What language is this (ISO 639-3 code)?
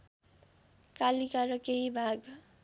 nep